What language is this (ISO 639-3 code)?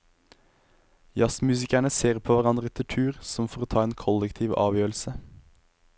nor